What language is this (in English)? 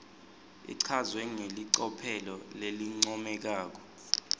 Swati